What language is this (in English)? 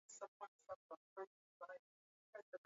Swahili